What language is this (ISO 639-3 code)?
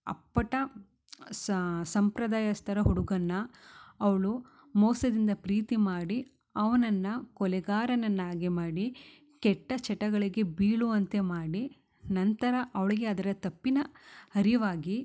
kan